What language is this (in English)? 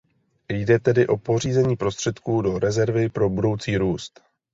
Czech